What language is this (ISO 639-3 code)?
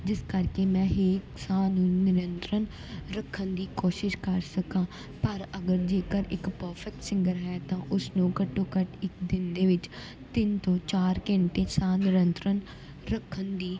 pan